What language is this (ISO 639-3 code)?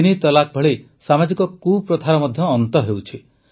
ori